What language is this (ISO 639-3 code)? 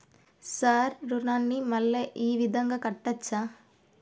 tel